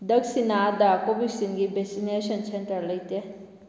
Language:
Manipuri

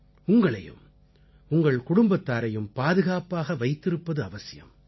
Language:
Tamil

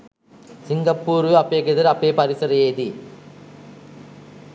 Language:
Sinhala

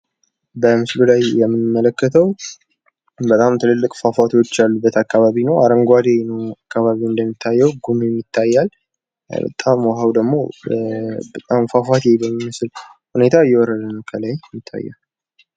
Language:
Amharic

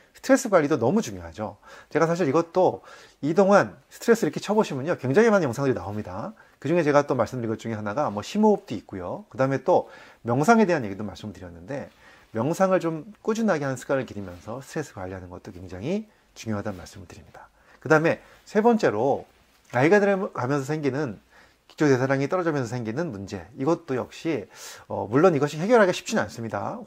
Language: Korean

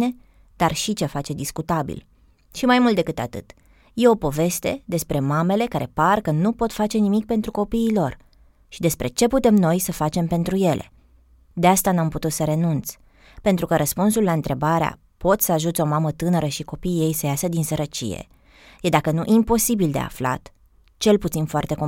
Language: Romanian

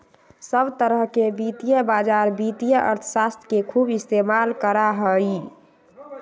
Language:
Magahi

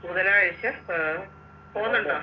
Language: Malayalam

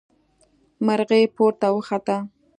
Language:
Pashto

